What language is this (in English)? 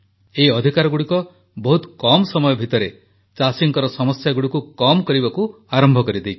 Odia